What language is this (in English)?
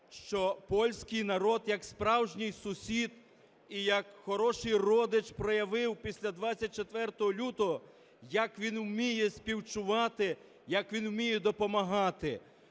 Ukrainian